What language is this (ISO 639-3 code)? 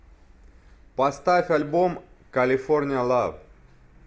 rus